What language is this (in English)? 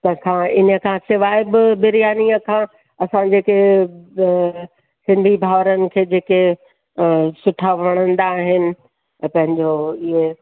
Sindhi